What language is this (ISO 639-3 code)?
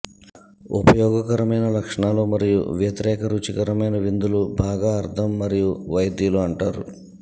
tel